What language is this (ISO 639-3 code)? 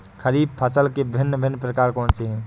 hin